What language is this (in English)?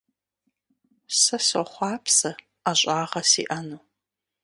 Kabardian